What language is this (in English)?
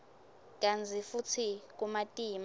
Swati